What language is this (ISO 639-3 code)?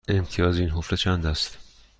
fas